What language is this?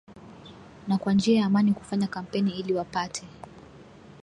Swahili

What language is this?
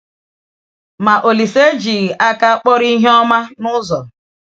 Igbo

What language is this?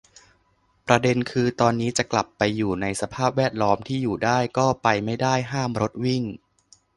Thai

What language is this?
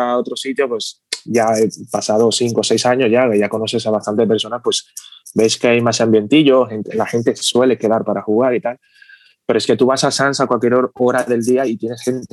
Spanish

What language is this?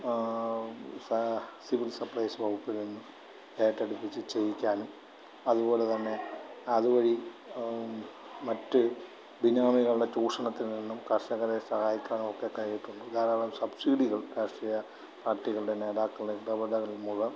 Malayalam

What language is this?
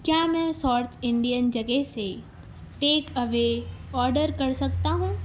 Urdu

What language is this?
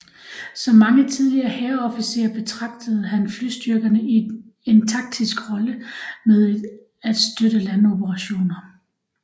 Danish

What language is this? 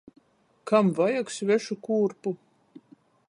Latgalian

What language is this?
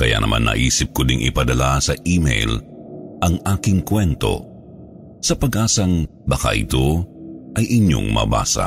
Filipino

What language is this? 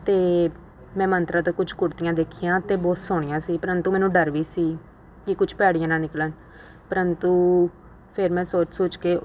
Punjabi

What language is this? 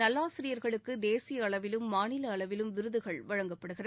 Tamil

